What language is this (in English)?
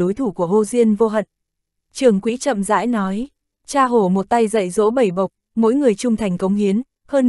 Vietnamese